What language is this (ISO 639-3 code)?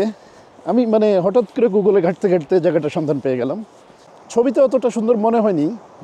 ben